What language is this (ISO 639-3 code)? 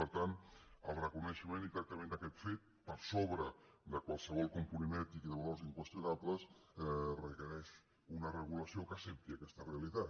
cat